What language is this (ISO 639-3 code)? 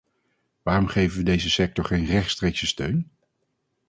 nld